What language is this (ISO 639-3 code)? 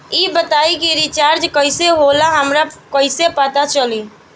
bho